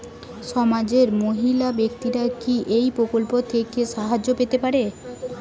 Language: Bangla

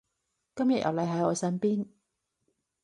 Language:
Cantonese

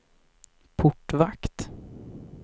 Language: Swedish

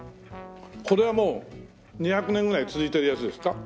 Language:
Japanese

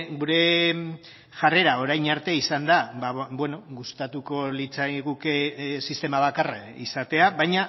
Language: Basque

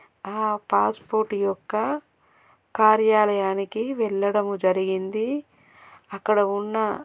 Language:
Telugu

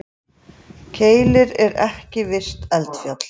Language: Icelandic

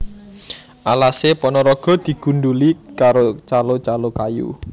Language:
Javanese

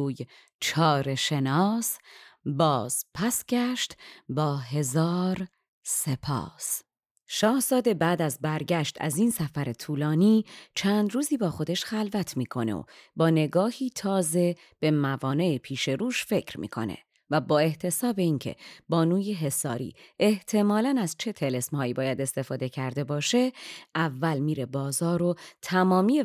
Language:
Persian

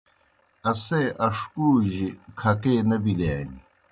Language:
Kohistani Shina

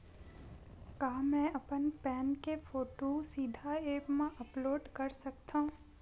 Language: Chhattisgarhi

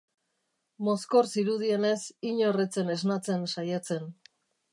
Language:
Basque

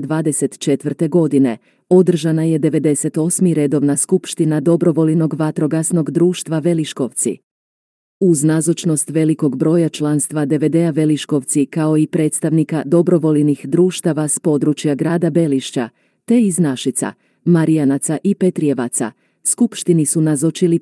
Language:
Croatian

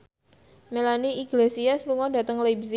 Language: Javanese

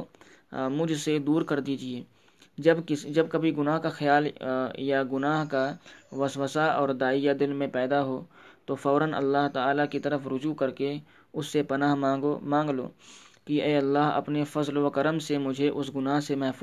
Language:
Urdu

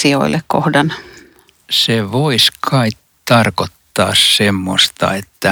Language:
Finnish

